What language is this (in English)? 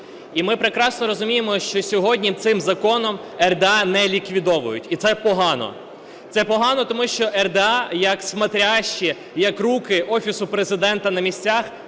Ukrainian